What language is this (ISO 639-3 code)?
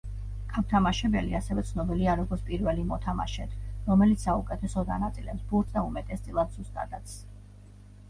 kat